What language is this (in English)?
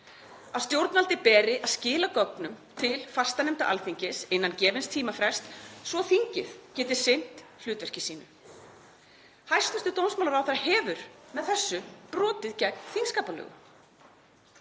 Icelandic